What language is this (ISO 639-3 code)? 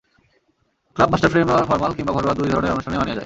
ben